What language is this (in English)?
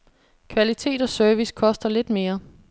Danish